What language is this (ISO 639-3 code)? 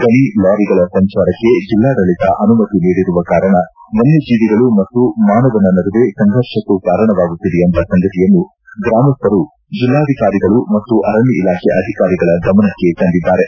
kan